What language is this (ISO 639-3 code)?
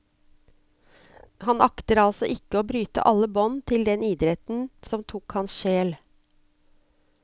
nor